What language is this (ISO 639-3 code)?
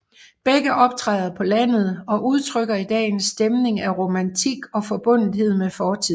dan